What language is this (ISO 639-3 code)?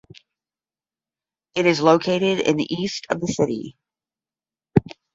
eng